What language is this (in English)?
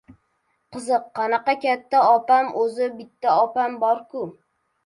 Uzbek